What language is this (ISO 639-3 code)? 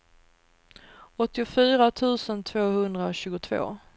swe